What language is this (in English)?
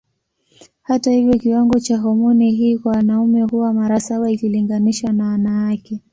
Swahili